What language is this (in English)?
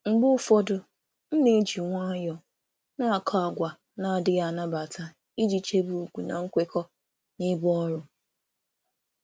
Igbo